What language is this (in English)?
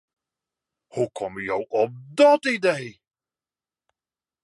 Western Frisian